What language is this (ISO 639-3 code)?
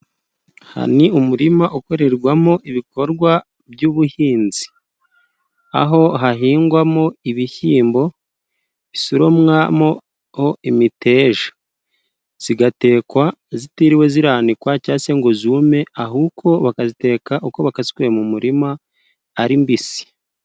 kin